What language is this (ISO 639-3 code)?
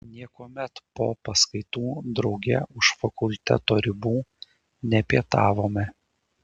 lit